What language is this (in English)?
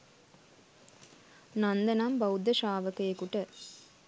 Sinhala